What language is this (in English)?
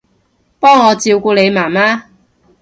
Cantonese